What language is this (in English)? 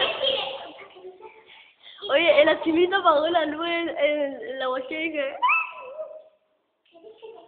Spanish